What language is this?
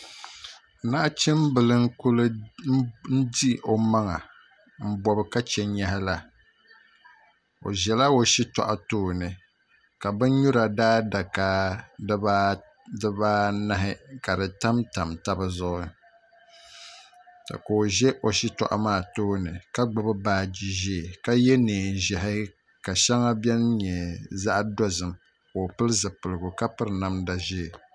Dagbani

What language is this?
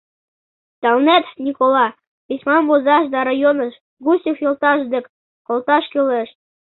Mari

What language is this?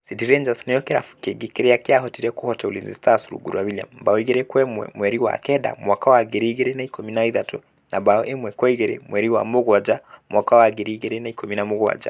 Kikuyu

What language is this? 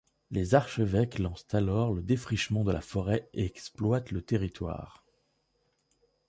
French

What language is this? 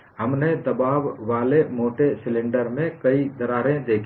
Hindi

